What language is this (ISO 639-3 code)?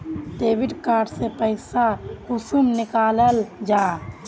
mag